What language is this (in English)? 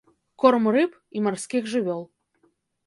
Belarusian